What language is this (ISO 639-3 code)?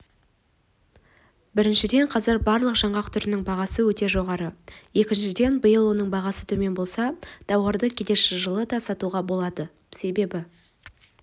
kaz